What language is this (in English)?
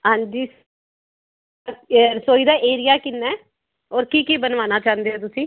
Punjabi